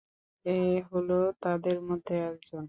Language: Bangla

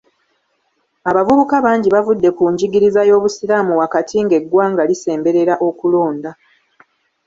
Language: Ganda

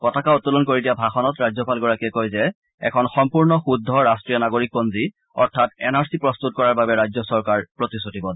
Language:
Assamese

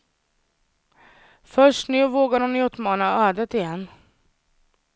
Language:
Swedish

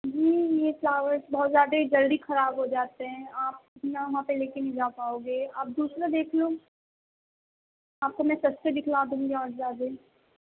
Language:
Urdu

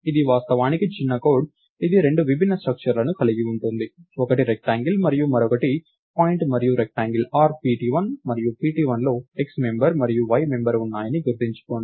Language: Telugu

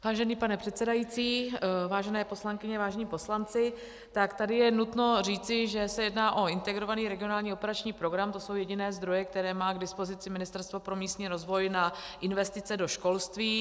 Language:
Czech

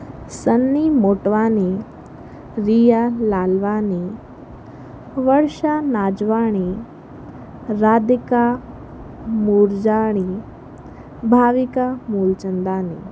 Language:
Sindhi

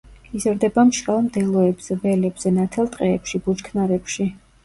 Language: Georgian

